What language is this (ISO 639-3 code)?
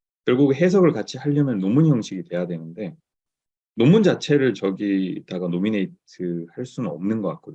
kor